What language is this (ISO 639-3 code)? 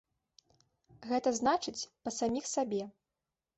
bel